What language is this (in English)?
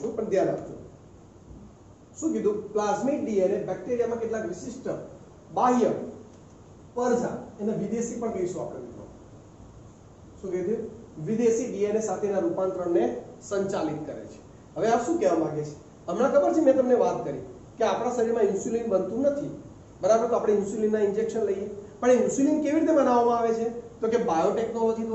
Hindi